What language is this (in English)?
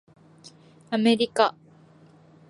Japanese